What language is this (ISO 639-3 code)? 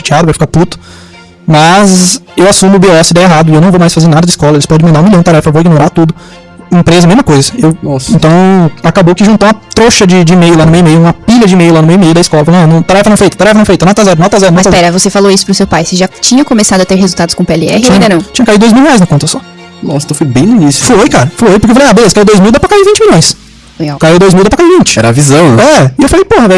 por